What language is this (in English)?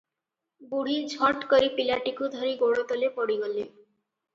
Odia